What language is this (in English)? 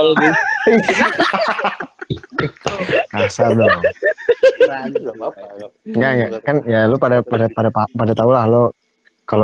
Indonesian